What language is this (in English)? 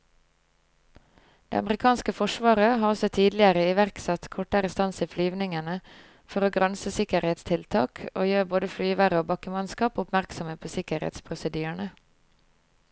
Norwegian